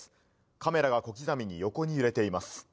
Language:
Japanese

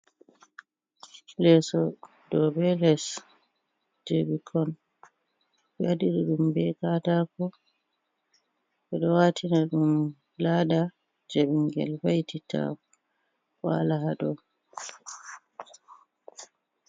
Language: Fula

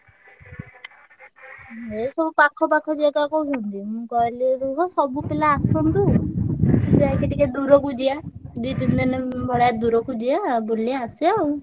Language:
Odia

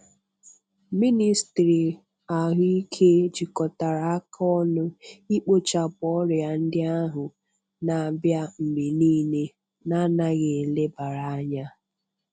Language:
Igbo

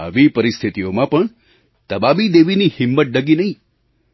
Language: Gujarati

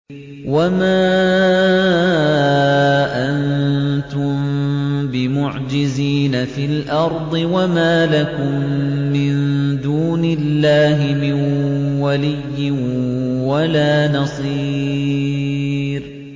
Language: Arabic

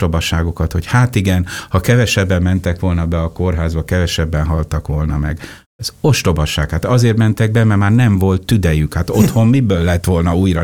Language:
Hungarian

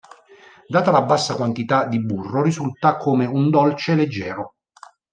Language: Italian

